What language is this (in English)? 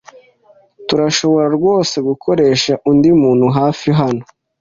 Kinyarwanda